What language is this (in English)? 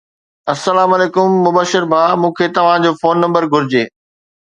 Sindhi